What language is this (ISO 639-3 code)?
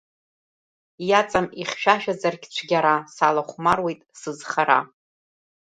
abk